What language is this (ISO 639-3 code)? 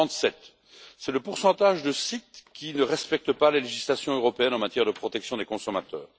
fra